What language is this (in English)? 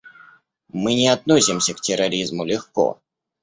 Russian